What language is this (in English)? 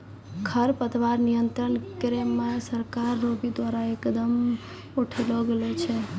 Maithili